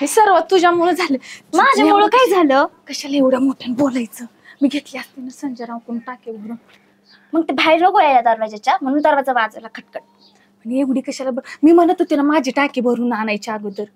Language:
Marathi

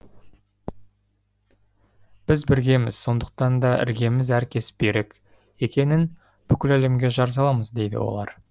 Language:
Kazakh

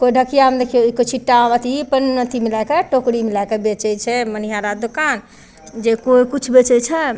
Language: Maithili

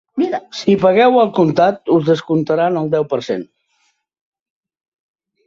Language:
Catalan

